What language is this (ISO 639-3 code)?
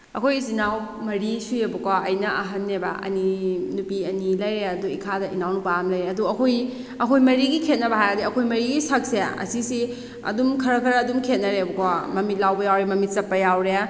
mni